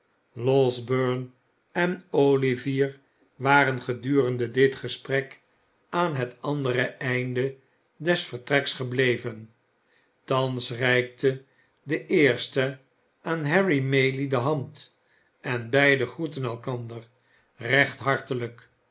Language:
Dutch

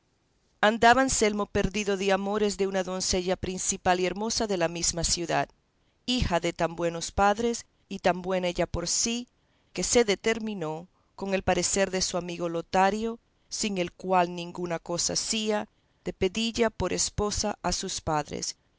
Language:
Spanish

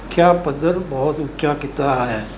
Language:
Punjabi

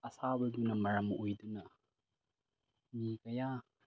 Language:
Manipuri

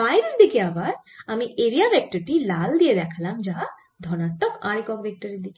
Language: Bangla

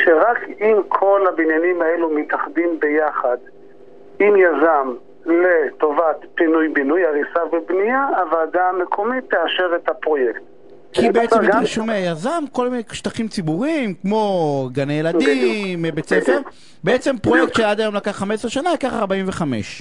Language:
Hebrew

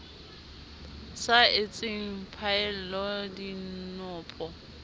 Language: Southern Sotho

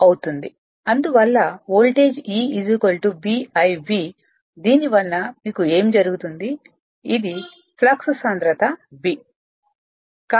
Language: Telugu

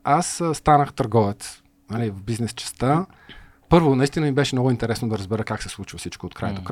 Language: Bulgarian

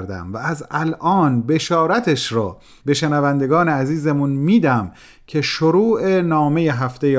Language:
Persian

